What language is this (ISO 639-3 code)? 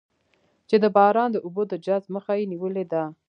pus